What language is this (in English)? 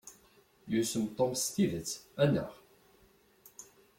Kabyle